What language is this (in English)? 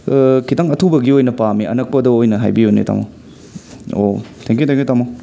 Manipuri